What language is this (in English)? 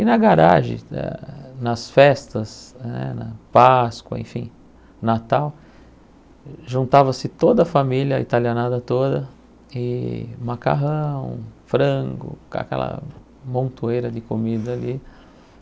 Portuguese